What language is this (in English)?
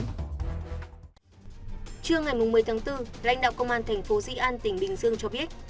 Vietnamese